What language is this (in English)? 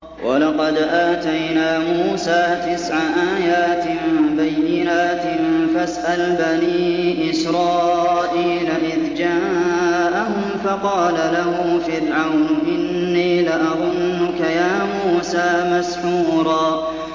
Arabic